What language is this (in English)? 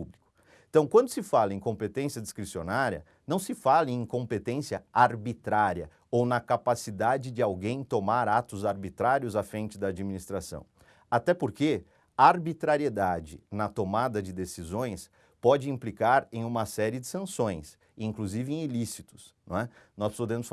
Portuguese